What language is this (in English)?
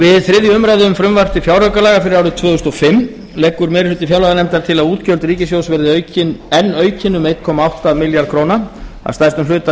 Icelandic